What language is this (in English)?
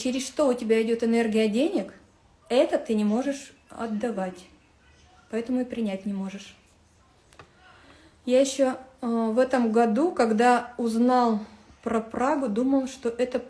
Russian